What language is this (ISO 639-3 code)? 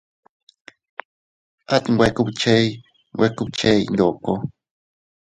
cut